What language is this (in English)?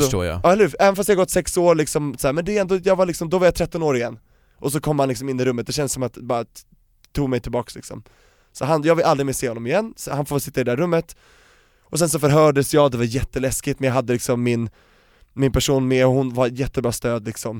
Swedish